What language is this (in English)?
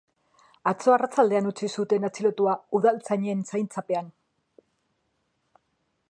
Basque